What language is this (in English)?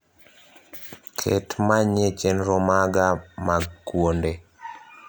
Luo (Kenya and Tanzania)